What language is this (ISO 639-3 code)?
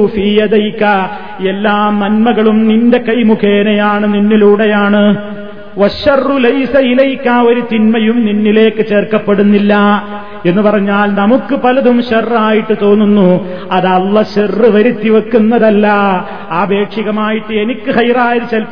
mal